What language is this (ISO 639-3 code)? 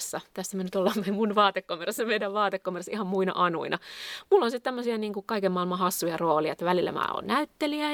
fin